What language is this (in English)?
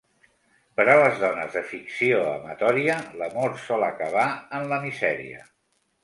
Catalan